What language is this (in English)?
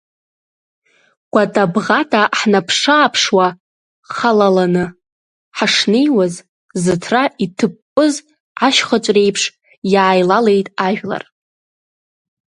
Abkhazian